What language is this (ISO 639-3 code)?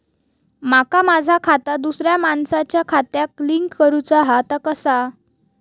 mar